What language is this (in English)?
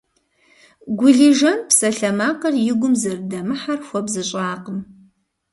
Kabardian